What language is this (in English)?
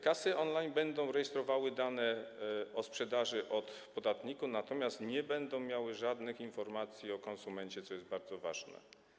Polish